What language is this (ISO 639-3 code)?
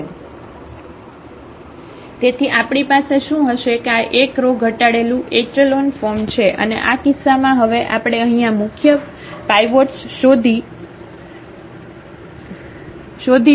guj